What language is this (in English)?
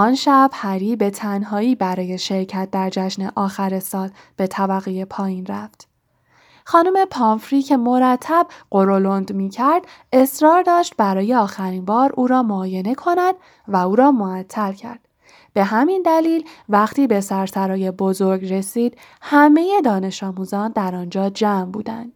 Persian